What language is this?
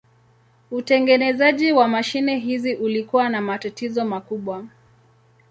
Swahili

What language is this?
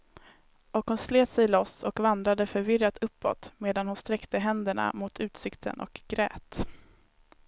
Swedish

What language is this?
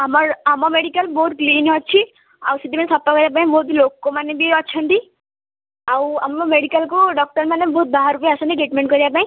Odia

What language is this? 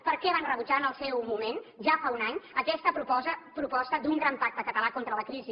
Catalan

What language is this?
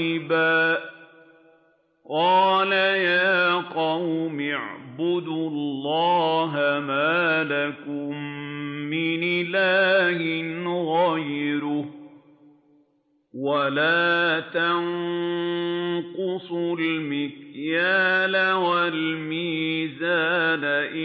Arabic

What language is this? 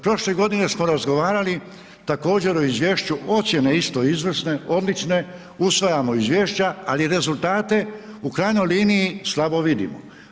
Croatian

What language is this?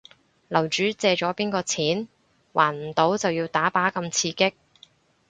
Cantonese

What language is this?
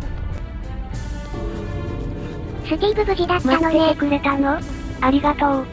Japanese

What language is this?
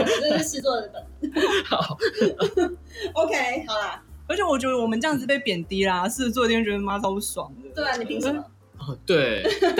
Chinese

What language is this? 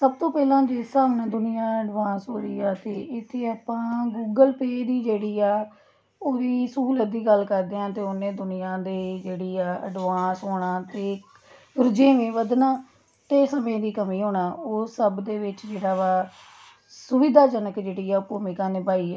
Punjabi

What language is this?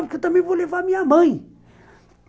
Portuguese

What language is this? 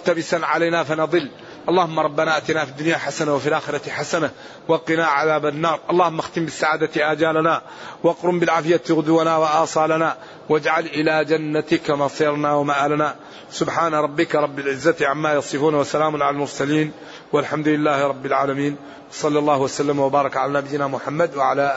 Arabic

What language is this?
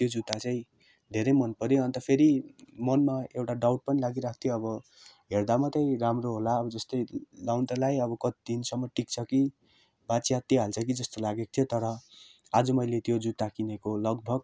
Nepali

